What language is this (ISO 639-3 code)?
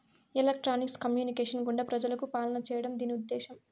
tel